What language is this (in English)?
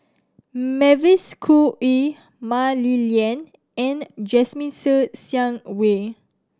English